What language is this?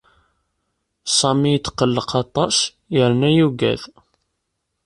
Kabyle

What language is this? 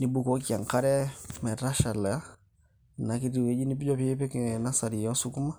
Masai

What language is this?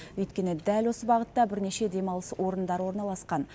Kazakh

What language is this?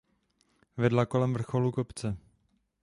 Czech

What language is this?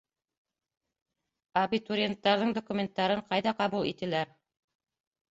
Bashkir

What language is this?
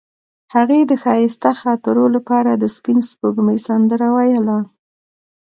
Pashto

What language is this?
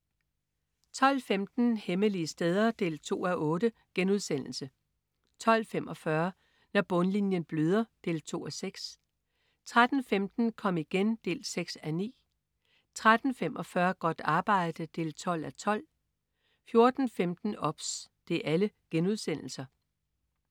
Danish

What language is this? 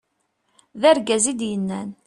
Kabyle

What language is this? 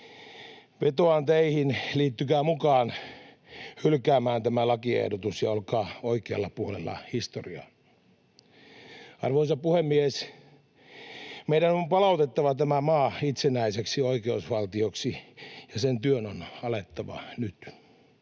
Finnish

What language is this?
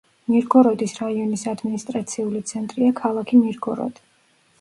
Georgian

